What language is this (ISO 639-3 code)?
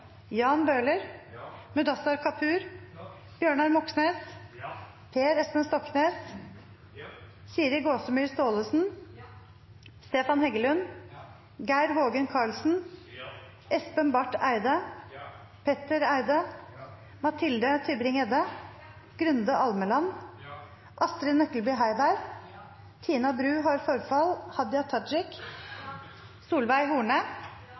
nno